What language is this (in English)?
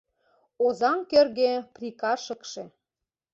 Mari